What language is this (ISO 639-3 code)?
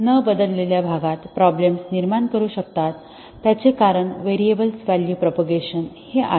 mar